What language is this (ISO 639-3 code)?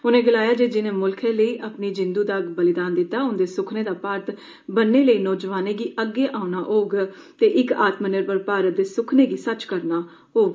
doi